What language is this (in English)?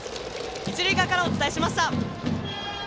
Japanese